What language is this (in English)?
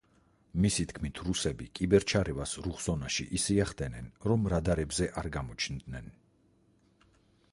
Georgian